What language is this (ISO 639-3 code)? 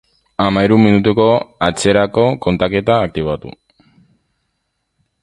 eus